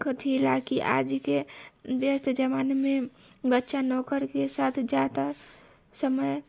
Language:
Maithili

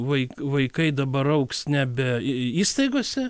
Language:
Lithuanian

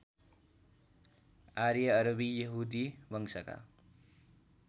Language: Nepali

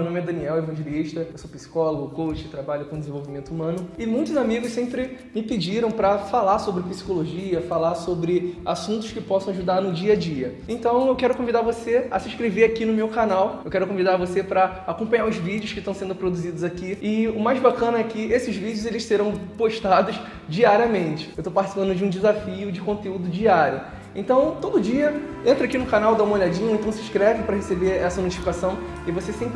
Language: Portuguese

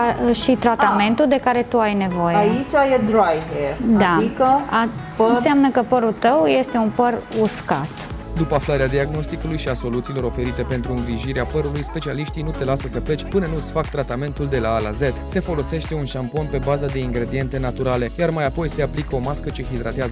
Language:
Romanian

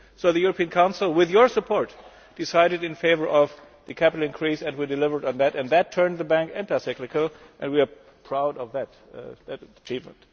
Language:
English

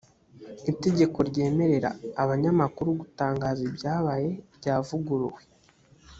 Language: Kinyarwanda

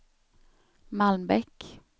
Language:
Swedish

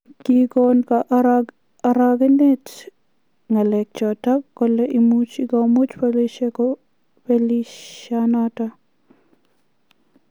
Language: Kalenjin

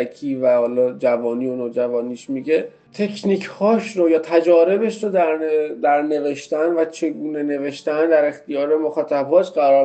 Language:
Persian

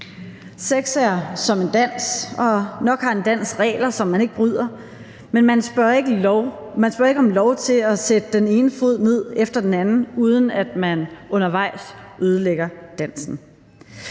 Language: Danish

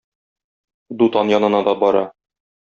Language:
Tatar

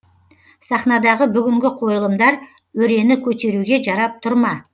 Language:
Kazakh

